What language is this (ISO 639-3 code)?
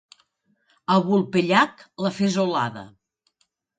cat